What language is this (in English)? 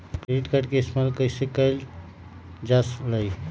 Magahi